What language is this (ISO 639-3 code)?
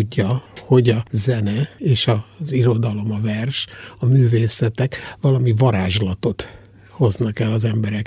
hun